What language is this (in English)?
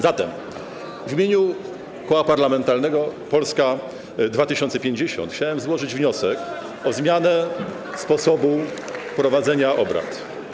Polish